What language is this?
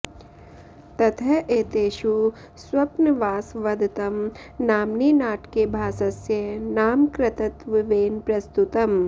Sanskrit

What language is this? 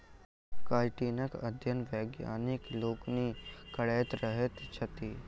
Maithili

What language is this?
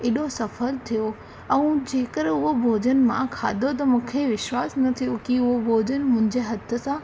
Sindhi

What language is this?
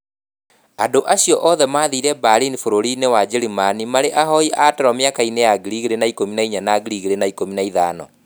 Kikuyu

